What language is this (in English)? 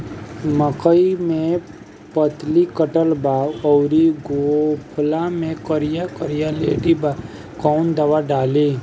Bhojpuri